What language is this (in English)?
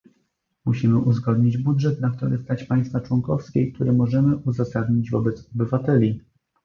Polish